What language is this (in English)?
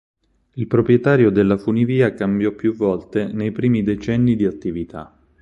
Italian